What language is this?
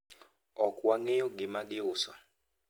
Luo (Kenya and Tanzania)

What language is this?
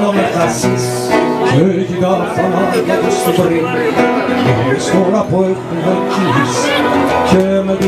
Greek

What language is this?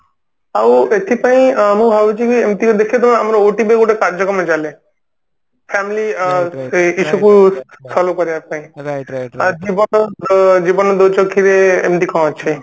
Odia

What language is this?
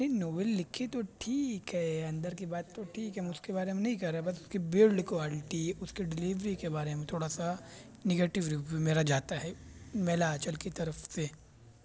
Urdu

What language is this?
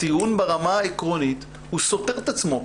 Hebrew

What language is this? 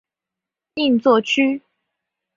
Chinese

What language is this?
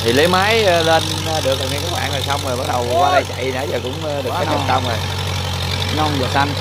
Vietnamese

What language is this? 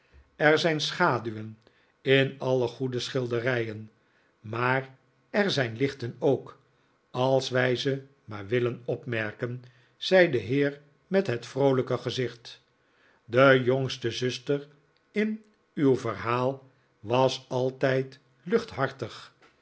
Dutch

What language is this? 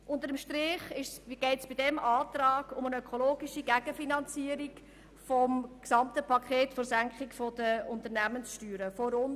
Swiss German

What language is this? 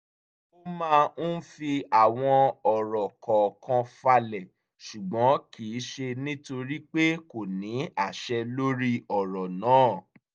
Yoruba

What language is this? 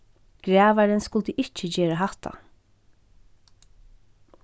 Faroese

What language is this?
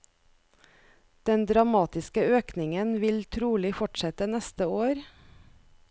Norwegian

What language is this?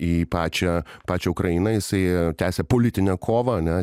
Lithuanian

